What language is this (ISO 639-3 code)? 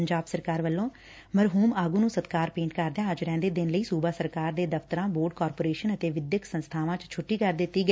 pan